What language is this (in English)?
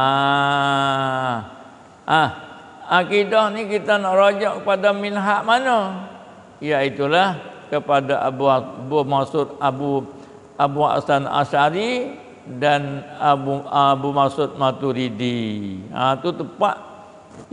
Malay